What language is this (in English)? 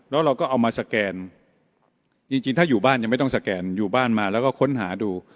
Thai